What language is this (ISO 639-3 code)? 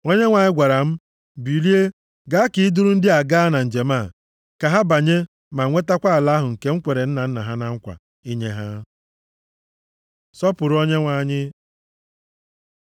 ibo